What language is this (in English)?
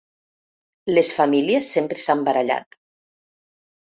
Catalan